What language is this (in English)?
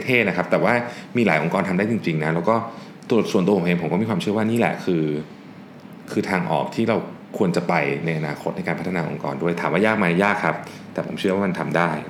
Thai